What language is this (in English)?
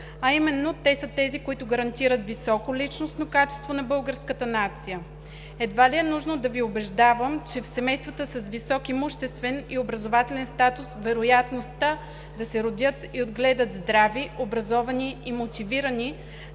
Bulgarian